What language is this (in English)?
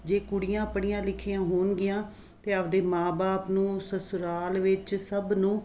Punjabi